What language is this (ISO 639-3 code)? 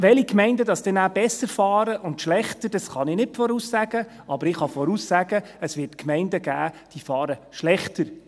gsw